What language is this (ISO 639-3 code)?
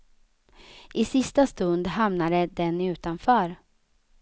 swe